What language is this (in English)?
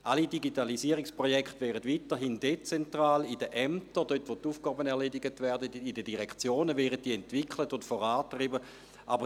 Swiss German